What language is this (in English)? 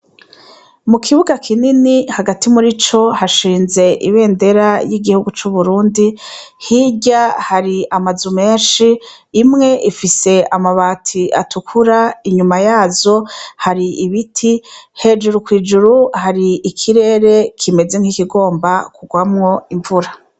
Rundi